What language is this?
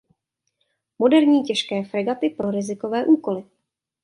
Czech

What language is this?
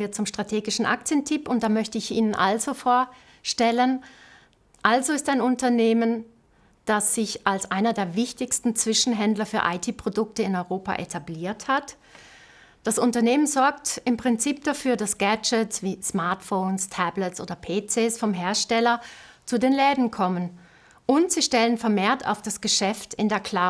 German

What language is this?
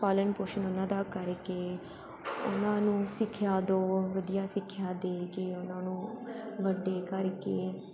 Punjabi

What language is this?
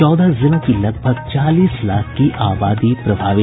Hindi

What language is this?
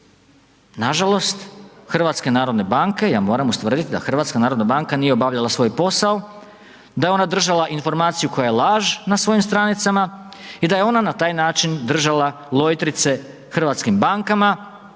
Croatian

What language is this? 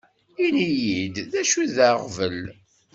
Kabyle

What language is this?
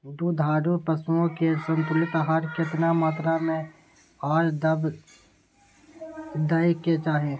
Maithili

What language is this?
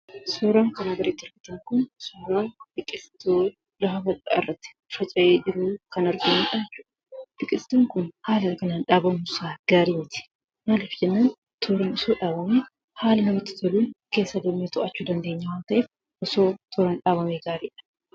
Oromo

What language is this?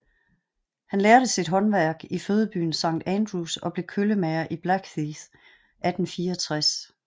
Danish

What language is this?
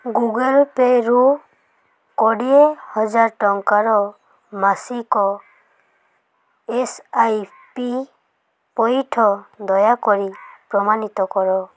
Odia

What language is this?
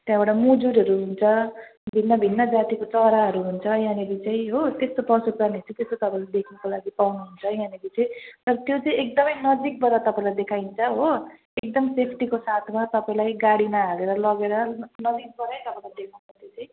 Nepali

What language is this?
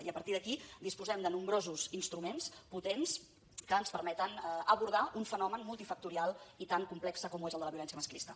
Catalan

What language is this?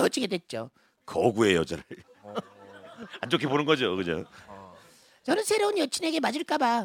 Korean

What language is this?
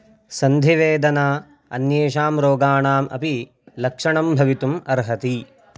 Sanskrit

